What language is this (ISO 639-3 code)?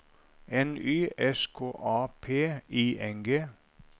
nor